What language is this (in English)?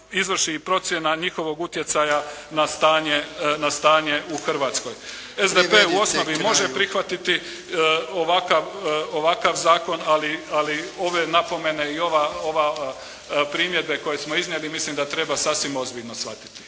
Croatian